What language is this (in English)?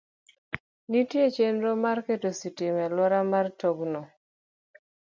Luo (Kenya and Tanzania)